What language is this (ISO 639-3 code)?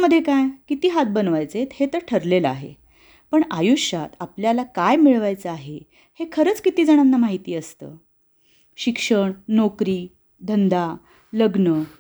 mar